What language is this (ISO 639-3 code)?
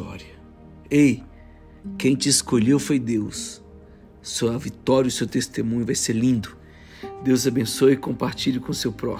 por